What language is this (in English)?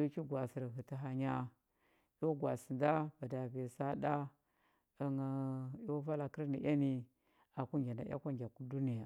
Huba